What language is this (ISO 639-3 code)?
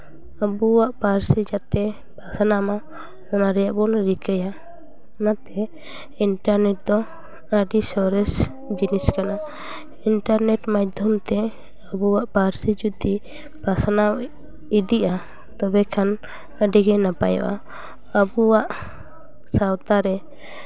sat